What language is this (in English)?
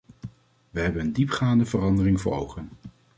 Dutch